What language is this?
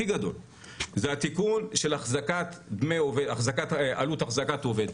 Hebrew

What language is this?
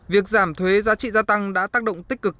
Vietnamese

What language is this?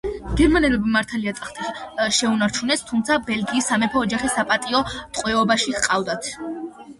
Georgian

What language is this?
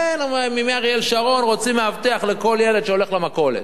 Hebrew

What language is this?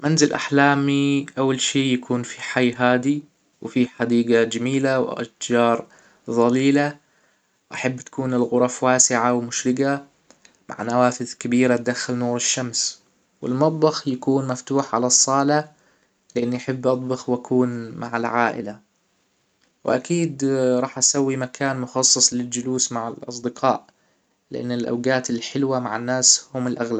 Hijazi Arabic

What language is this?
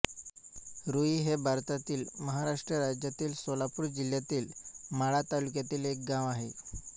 Marathi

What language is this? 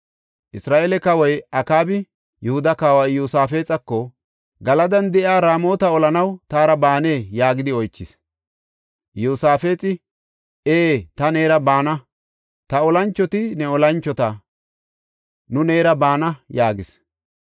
Gofa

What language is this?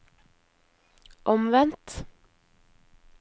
Norwegian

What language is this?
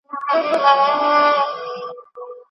Pashto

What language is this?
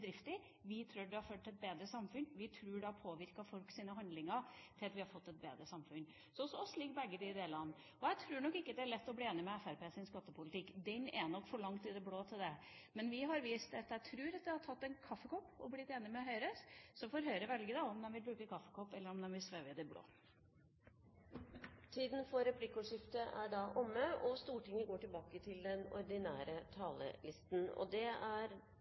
Norwegian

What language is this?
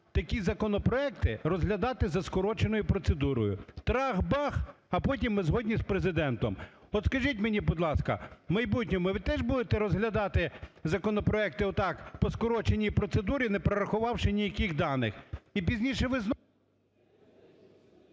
Ukrainian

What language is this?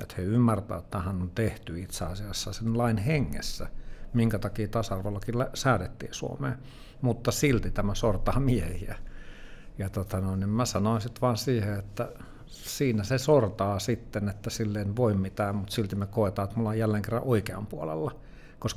Finnish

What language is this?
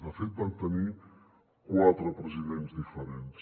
Catalan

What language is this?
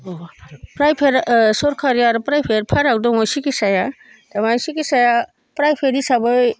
Bodo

